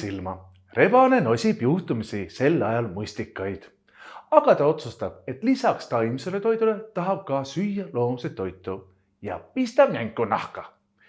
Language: Estonian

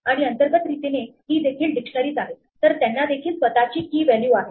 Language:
Marathi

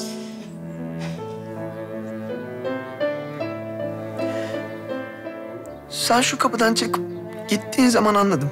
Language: Turkish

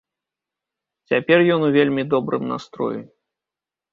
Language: Belarusian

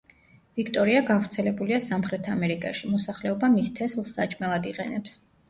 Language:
Georgian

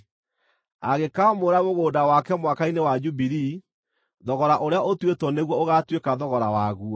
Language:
Kikuyu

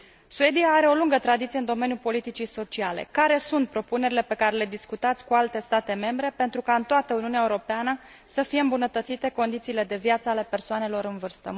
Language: Romanian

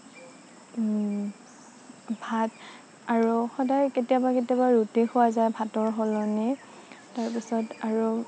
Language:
Assamese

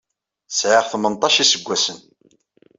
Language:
Kabyle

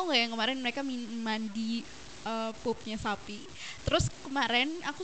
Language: Indonesian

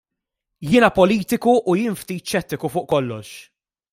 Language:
Maltese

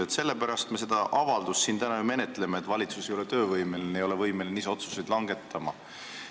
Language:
Estonian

